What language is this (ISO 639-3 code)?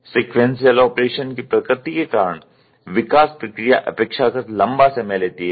hin